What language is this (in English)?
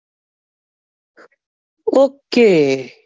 Gujarati